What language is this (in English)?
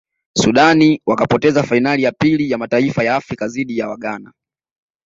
Swahili